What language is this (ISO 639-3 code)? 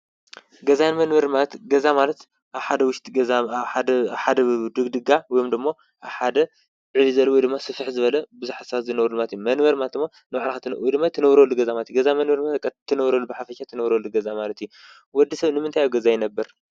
tir